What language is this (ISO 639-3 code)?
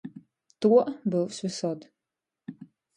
ltg